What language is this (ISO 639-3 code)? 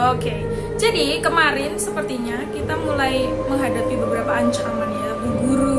ind